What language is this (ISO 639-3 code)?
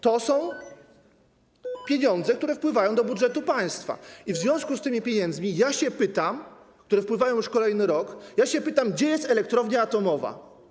pol